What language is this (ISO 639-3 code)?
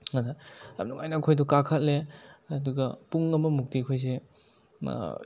mni